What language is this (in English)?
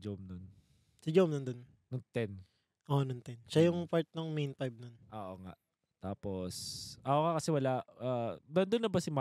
Filipino